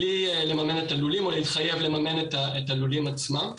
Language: Hebrew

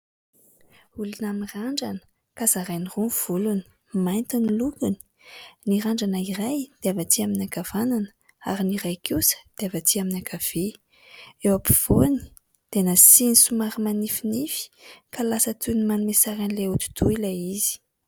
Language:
Malagasy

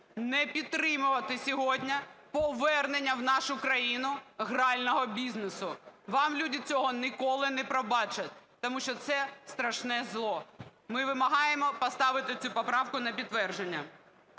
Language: Ukrainian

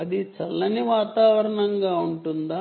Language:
Telugu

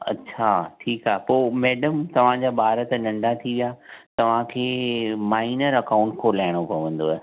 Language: Sindhi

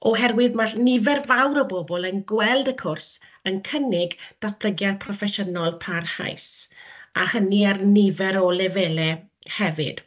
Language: Welsh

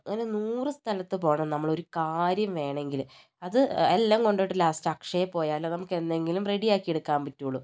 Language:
Malayalam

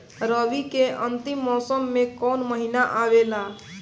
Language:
Bhojpuri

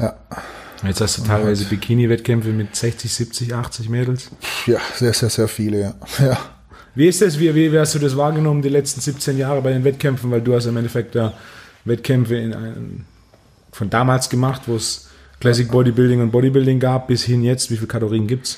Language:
German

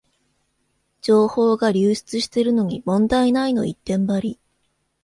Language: Japanese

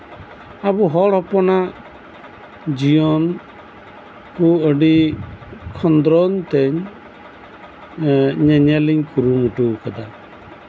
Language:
Santali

